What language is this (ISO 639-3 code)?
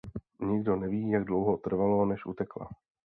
ces